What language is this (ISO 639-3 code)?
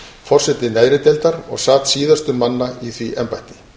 isl